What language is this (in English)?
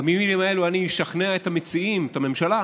Hebrew